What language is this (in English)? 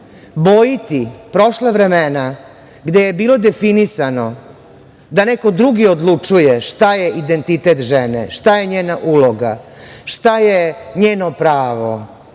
Serbian